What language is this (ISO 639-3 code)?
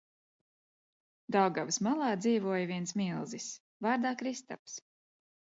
lav